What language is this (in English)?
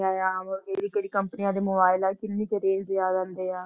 Punjabi